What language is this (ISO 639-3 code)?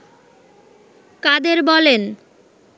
ben